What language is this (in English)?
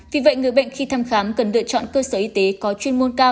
Vietnamese